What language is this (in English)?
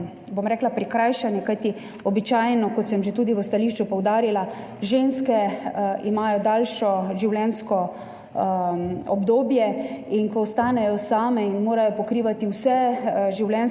Slovenian